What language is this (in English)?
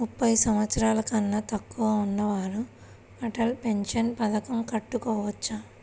Telugu